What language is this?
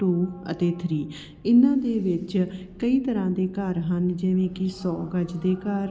Punjabi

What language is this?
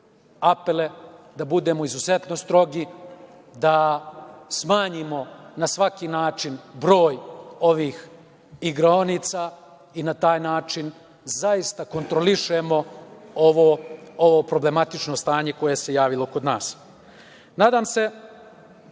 Serbian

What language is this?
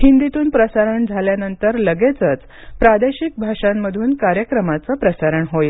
Marathi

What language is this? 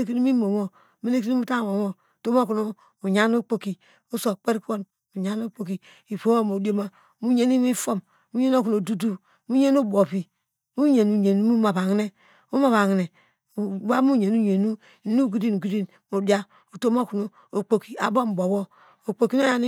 Degema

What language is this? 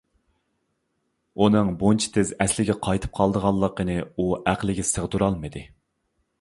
Uyghur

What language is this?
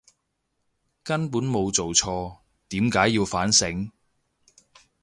Cantonese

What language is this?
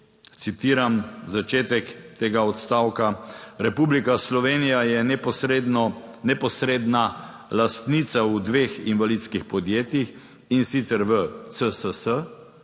Slovenian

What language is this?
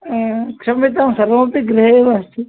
Sanskrit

